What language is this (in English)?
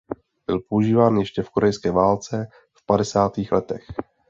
Czech